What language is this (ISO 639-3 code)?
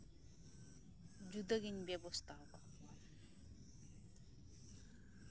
sat